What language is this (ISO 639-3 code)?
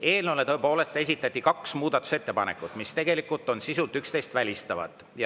est